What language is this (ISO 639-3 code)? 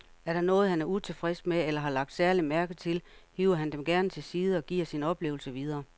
dan